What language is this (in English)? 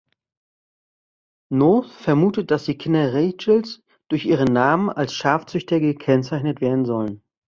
German